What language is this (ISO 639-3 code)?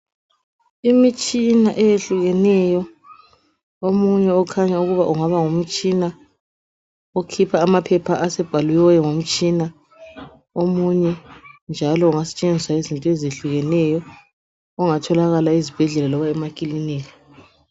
nde